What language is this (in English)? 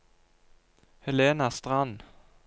Norwegian